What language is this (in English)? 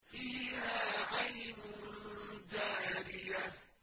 Arabic